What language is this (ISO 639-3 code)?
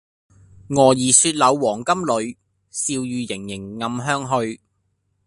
yue